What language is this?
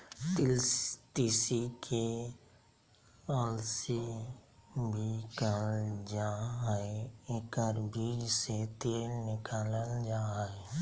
Magahi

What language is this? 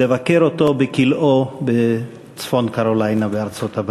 Hebrew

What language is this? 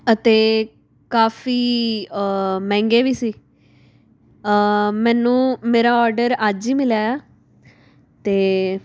Punjabi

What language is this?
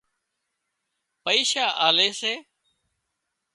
Wadiyara Koli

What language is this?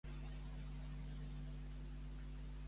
Catalan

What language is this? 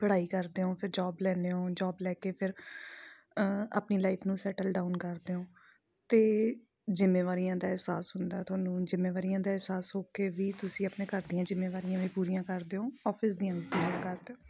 Punjabi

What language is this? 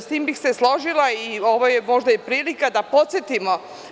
Serbian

